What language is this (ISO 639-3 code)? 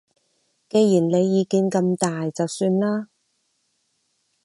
yue